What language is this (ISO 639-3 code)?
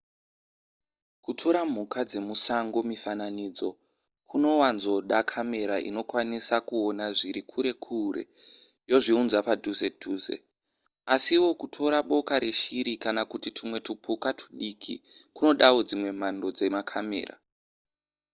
sna